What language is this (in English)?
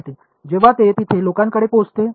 Marathi